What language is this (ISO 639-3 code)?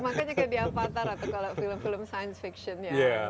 ind